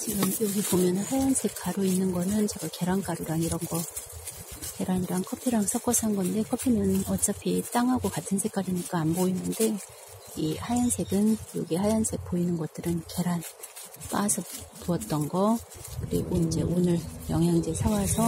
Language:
Korean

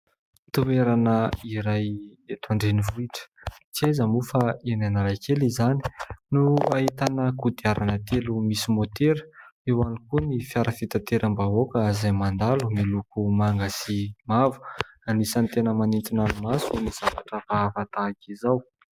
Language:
Malagasy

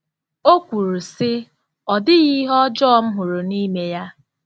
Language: Igbo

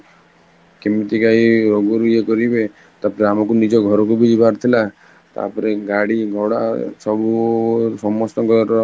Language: Odia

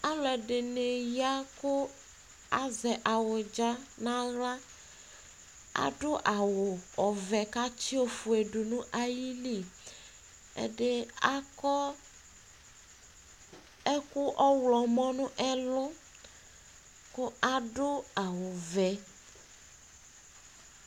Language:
Ikposo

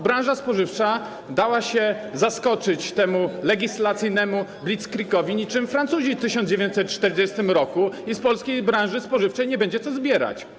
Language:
Polish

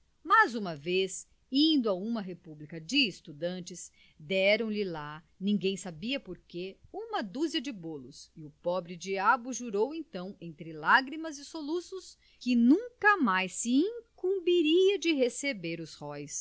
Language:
Portuguese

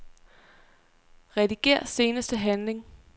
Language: Danish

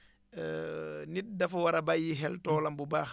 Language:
Wolof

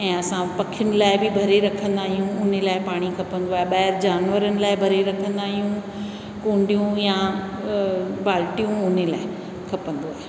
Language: Sindhi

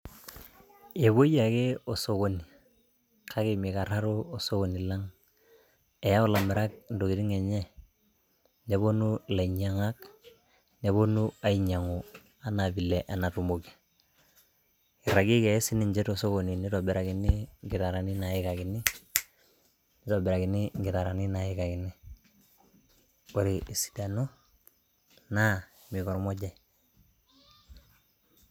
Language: Masai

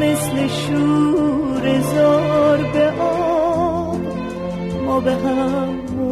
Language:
Persian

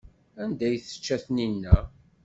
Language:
Kabyle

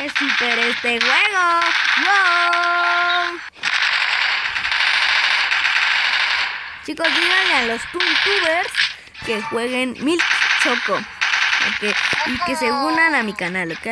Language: Spanish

